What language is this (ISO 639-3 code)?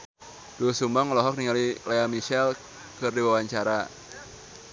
sun